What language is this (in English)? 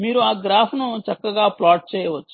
Telugu